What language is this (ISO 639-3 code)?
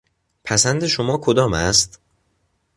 fas